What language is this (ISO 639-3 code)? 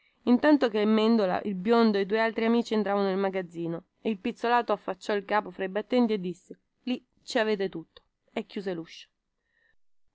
ita